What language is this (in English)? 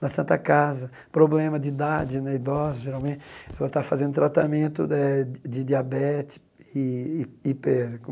Portuguese